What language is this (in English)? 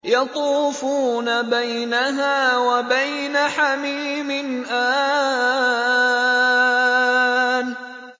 Arabic